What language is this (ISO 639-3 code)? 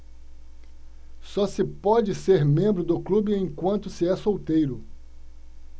por